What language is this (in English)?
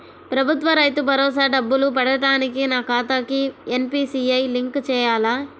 Telugu